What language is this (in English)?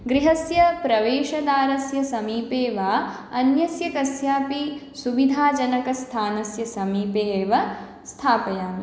Sanskrit